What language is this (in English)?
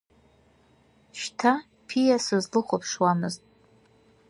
Abkhazian